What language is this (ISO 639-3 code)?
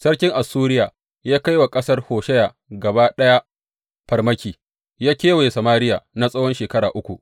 hau